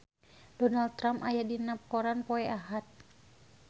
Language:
Sundanese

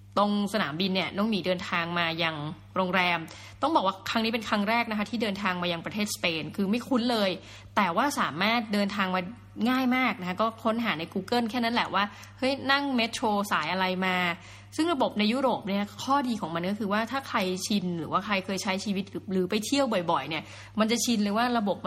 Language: Thai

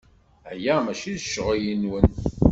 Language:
Kabyle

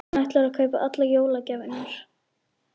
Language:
Icelandic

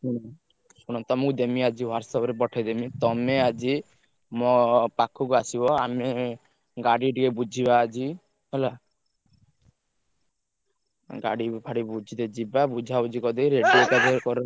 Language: Odia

